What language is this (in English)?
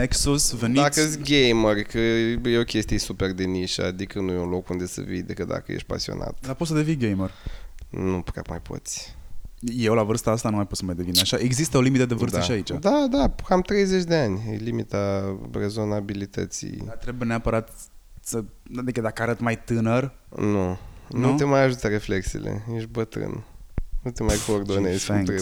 Romanian